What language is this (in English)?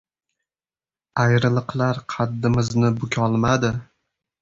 Uzbek